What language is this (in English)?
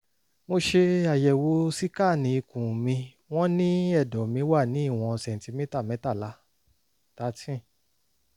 Yoruba